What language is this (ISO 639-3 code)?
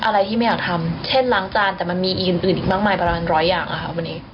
tha